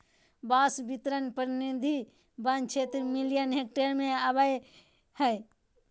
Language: Magahi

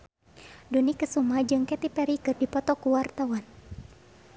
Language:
Sundanese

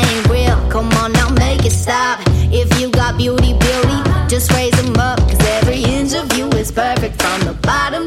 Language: Korean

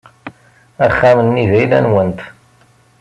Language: Kabyle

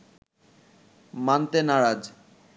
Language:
Bangla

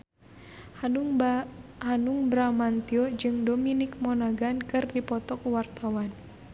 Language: Sundanese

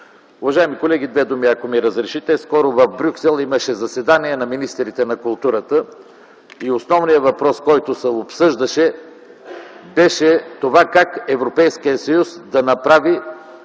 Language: Bulgarian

